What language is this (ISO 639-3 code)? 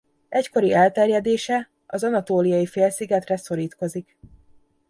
hun